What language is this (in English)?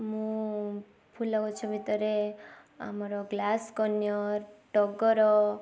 Odia